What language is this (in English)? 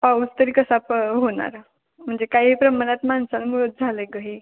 Marathi